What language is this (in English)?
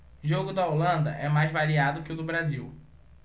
Portuguese